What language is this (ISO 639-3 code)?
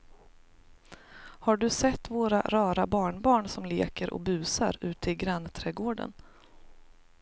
swe